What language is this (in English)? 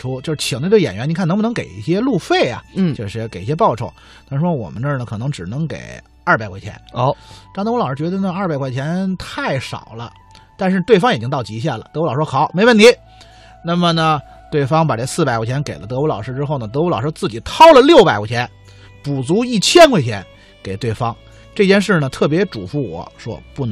Chinese